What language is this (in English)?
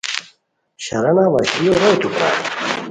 Khowar